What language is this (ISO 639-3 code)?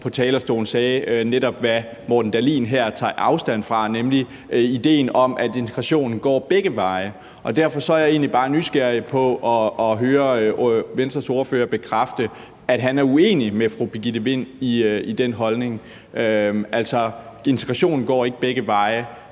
dan